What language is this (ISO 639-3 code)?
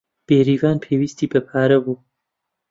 ckb